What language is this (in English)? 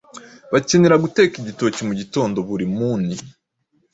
Kinyarwanda